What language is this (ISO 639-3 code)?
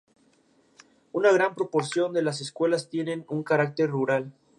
spa